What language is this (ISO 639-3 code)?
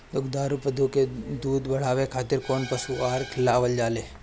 bho